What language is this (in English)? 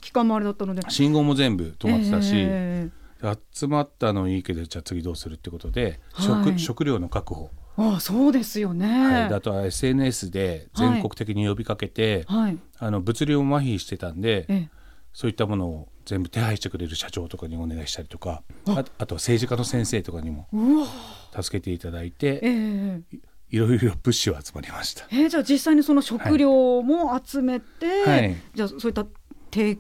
Japanese